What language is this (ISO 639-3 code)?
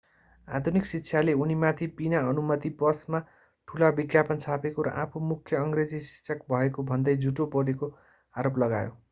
nep